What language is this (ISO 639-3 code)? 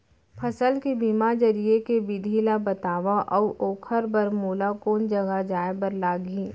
hne